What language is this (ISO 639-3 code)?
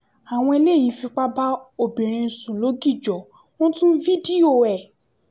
yor